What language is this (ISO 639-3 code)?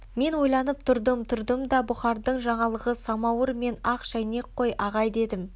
kaz